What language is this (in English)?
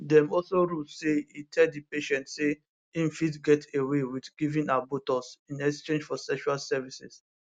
Nigerian Pidgin